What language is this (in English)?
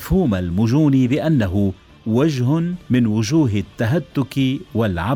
Arabic